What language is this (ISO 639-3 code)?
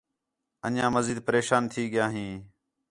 xhe